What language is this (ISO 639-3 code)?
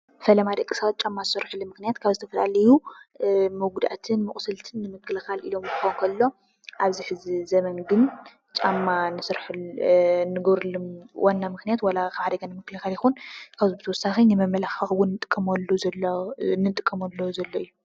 tir